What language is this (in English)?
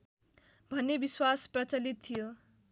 Nepali